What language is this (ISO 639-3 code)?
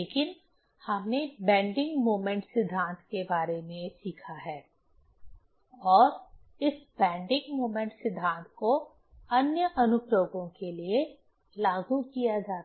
hin